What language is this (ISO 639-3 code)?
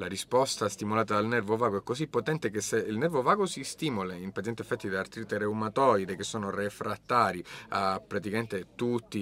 ita